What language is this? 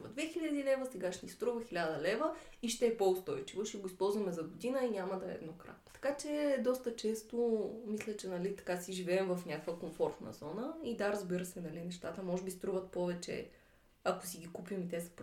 Bulgarian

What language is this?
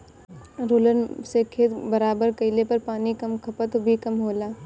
Bhojpuri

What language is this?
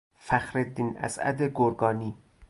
Persian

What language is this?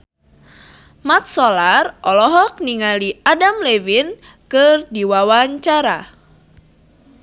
Sundanese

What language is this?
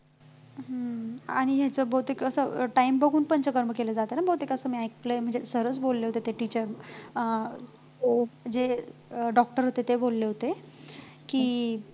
Marathi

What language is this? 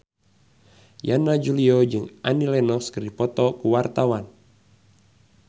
Sundanese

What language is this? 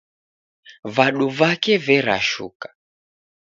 Taita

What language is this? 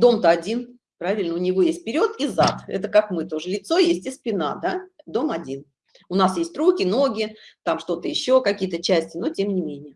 Russian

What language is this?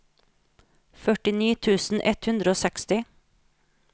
Norwegian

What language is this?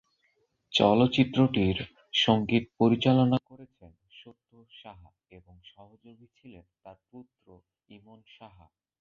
Bangla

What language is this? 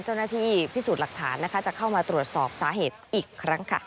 Thai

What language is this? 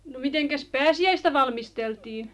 Finnish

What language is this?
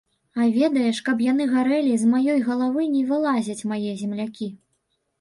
Belarusian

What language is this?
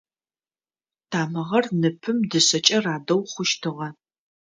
Adyghe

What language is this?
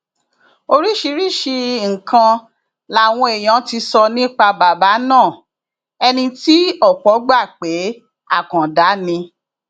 Yoruba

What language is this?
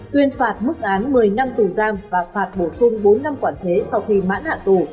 Vietnamese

